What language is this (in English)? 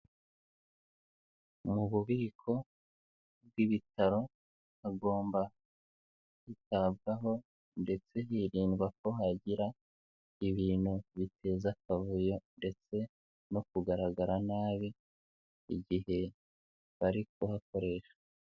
Kinyarwanda